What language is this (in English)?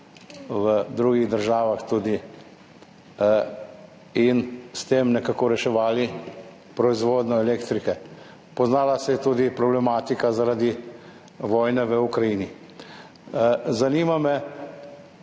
Slovenian